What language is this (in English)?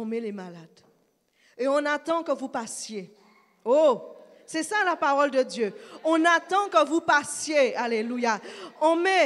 French